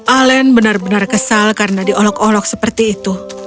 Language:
Indonesian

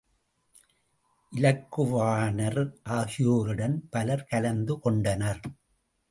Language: Tamil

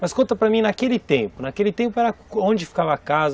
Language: Portuguese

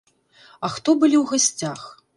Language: Belarusian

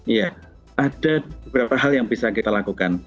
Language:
Indonesian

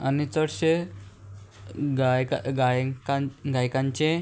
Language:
Konkani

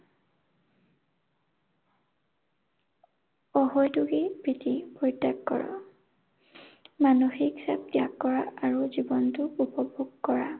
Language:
Assamese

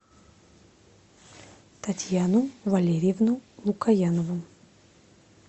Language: Russian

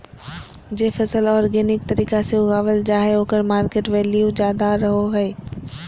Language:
Magahi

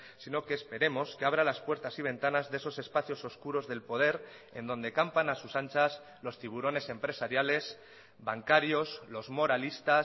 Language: Spanish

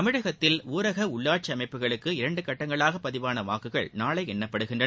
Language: Tamil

